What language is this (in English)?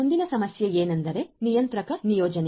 Kannada